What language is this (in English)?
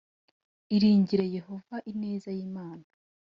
Kinyarwanda